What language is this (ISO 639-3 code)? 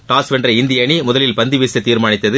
tam